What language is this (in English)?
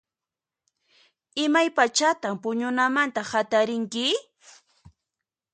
Puno Quechua